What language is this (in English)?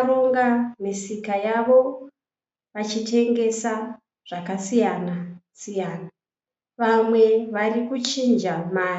Shona